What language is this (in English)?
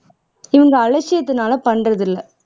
Tamil